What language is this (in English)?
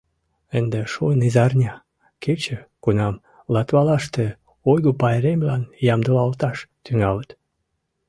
Mari